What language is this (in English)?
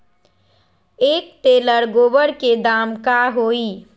Magahi